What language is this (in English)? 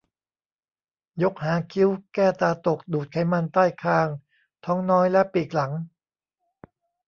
Thai